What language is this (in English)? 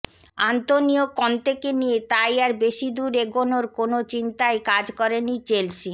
Bangla